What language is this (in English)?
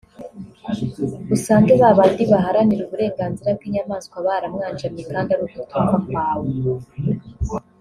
Kinyarwanda